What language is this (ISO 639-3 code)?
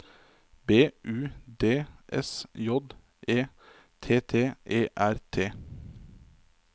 nor